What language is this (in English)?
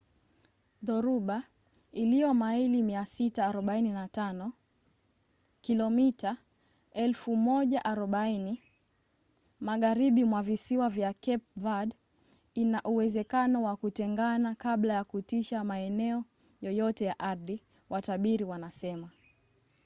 Swahili